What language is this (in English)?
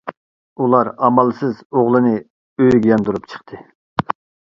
Uyghur